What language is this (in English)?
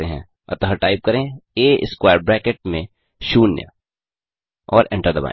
Hindi